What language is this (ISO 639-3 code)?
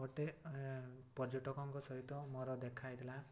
ori